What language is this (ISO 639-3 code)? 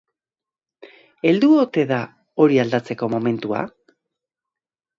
eus